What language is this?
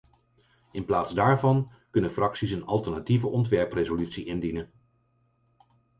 Dutch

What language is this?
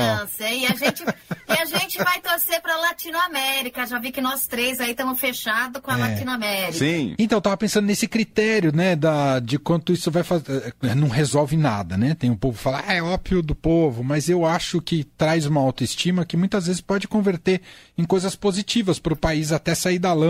Portuguese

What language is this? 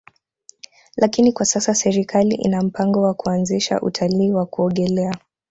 Swahili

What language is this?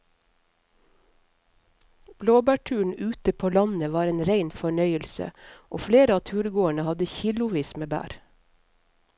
Norwegian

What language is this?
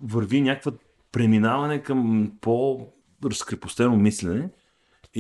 Bulgarian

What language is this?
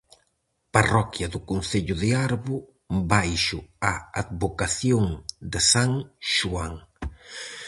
Galician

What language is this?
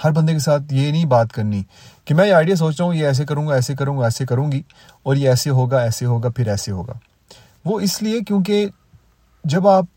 Urdu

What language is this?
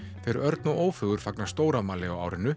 Icelandic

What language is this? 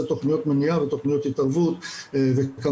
Hebrew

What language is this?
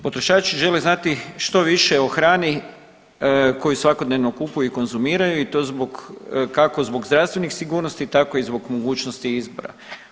Croatian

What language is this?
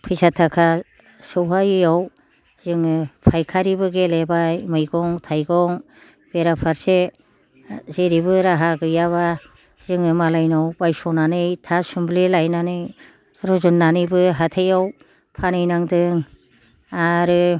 Bodo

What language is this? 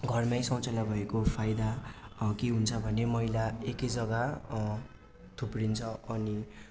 Nepali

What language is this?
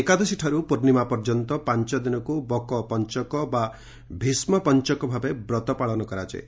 Odia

